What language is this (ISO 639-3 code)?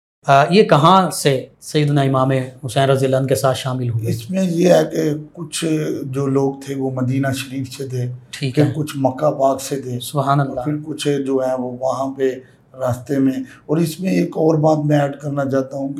urd